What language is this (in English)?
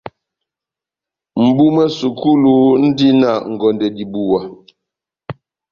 Batanga